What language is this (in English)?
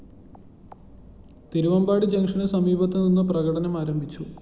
Malayalam